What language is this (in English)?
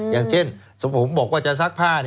Thai